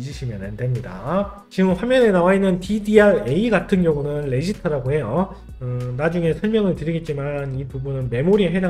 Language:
Korean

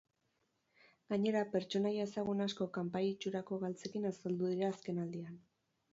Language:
Basque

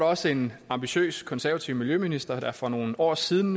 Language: Danish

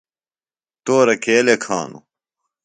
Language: Phalura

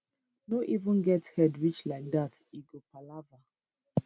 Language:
Nigerian Pidgin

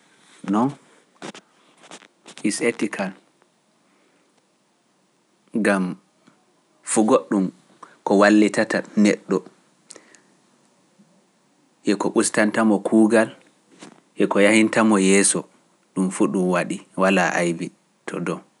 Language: Pular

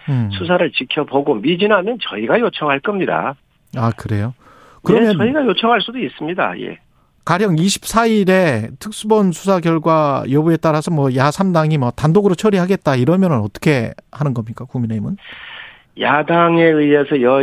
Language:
Korean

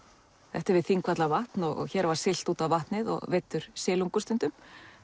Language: Icelandic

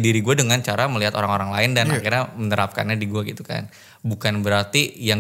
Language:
Indonesian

